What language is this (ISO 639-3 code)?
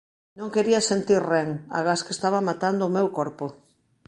glg